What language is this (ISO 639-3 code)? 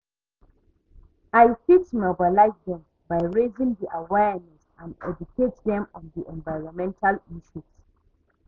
pcm